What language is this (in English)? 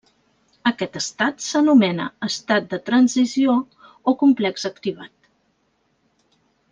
Catalan